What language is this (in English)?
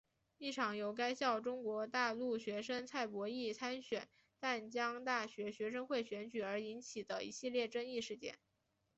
Chinese